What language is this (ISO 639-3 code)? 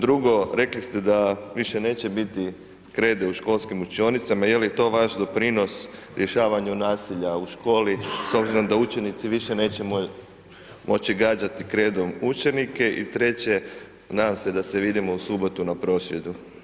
hrv